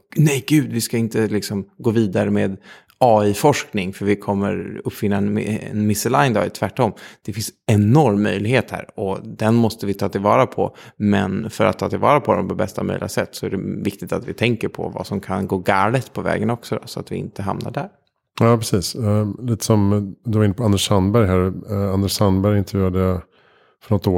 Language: Swedish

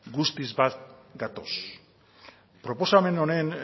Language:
Basque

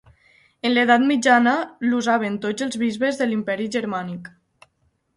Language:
Catalan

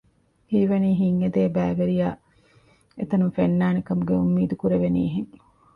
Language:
Divehi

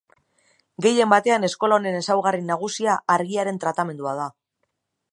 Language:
Basque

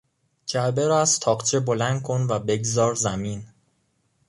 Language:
Persian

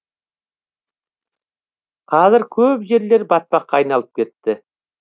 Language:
Kazakh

